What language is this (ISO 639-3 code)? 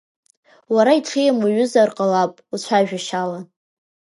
abk